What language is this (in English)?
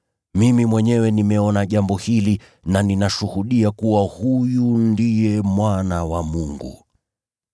Swahili